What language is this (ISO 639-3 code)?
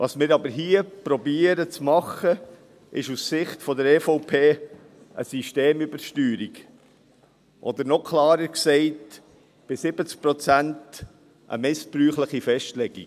gsw